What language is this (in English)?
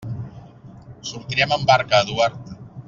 Catalan